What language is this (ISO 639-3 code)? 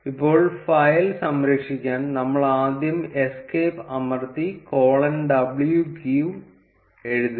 mal